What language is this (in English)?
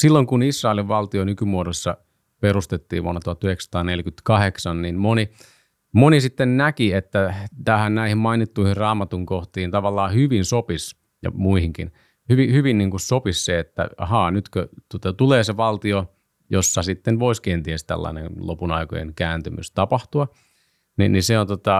Finnish